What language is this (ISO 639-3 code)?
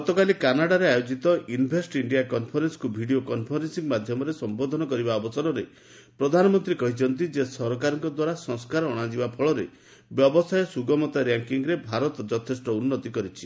ori